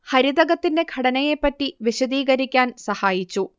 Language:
Malayalam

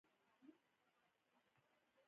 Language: Pashto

